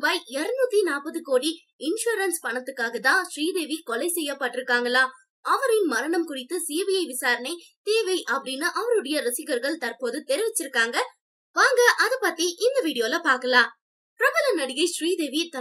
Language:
Hindi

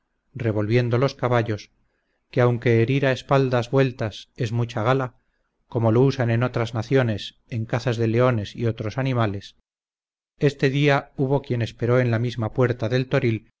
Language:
Spanish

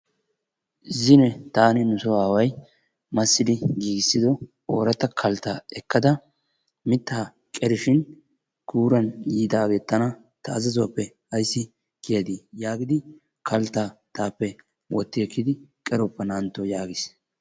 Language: Wolaytta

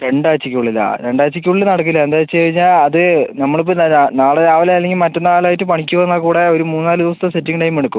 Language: Malayalam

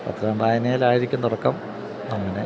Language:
Malayalam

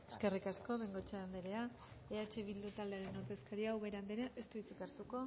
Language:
Basque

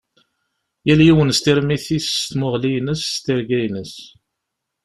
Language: Kabyle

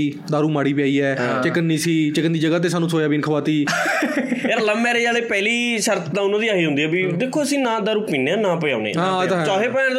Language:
Punjabi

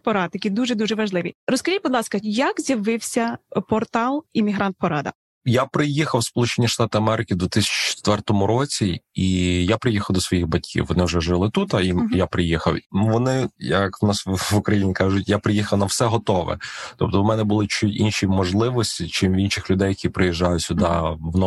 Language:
Ukrainian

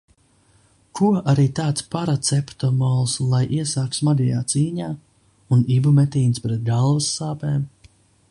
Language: Latvian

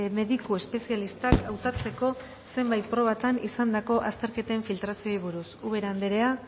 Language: Basque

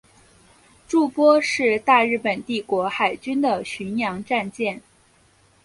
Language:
Chinese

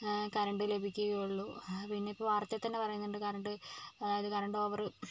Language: Malayalam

